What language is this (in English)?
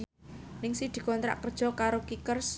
Javanese